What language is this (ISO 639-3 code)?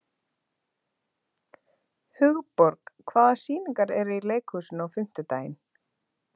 isl